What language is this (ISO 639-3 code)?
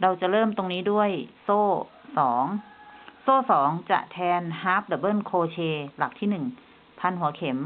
tha